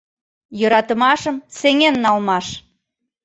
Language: Mari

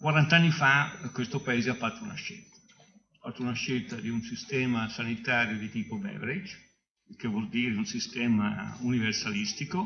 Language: Italian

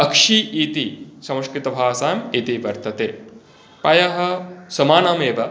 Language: Sanskrit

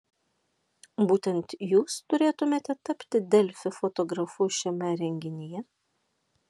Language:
Lithuanian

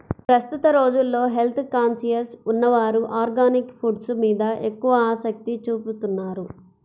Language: Telugu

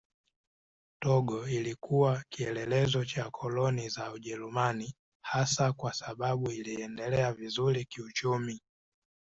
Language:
Swahili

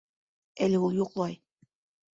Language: Bashkir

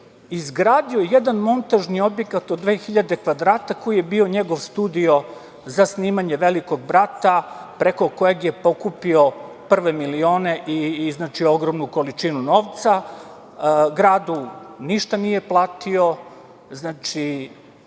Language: Serbian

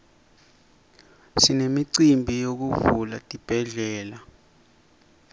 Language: Swati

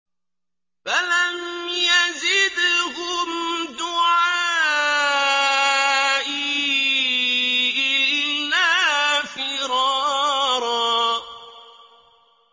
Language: Arabic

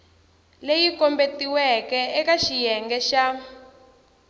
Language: Tsonga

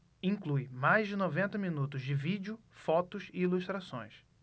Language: Portuguese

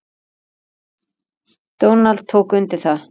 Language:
Icelandic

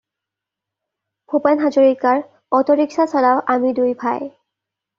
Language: Assamese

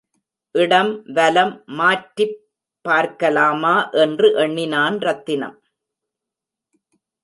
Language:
Tamil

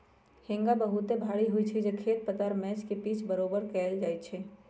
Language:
Magahi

